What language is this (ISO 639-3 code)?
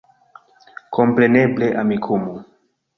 epo